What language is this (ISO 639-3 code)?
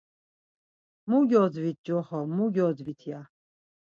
lzz